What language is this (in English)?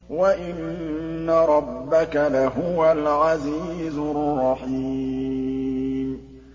Arabic